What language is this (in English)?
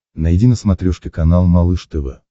Russian